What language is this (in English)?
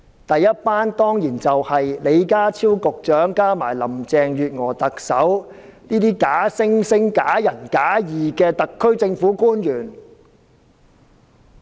Cantonese